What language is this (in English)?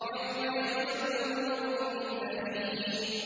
Arabic